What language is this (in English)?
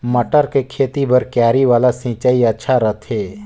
Chhattisgarhi